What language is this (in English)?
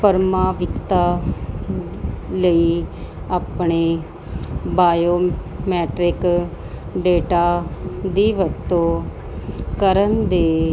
Punjabi